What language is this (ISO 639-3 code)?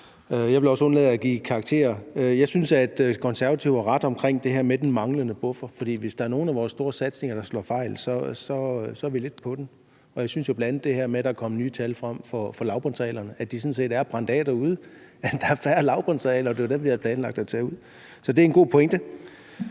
dan